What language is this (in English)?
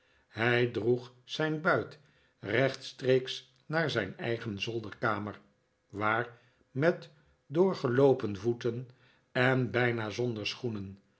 Dutch